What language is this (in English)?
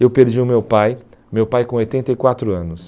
Portuguese